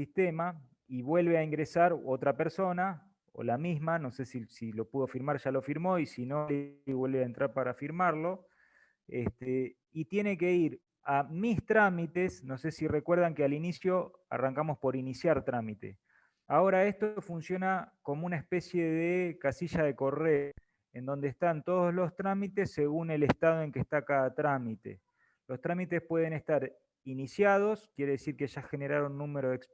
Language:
Spanish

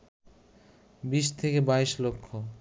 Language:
Bangla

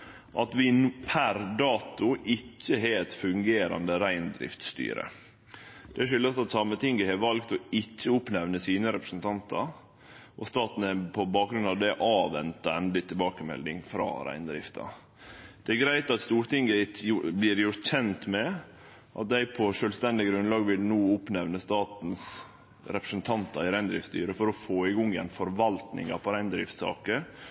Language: Norwegian Nynorsk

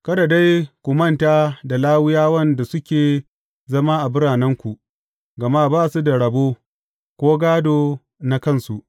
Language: Hausa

